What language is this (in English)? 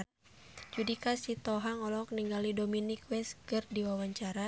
Sundanese